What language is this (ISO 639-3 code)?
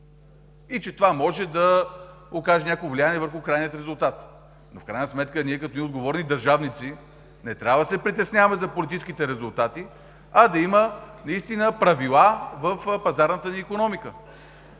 bul